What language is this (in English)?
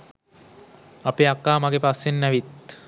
Sinhala